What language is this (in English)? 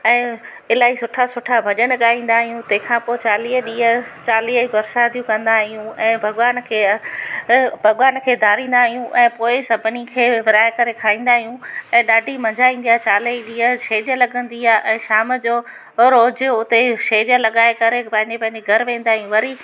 Sindhi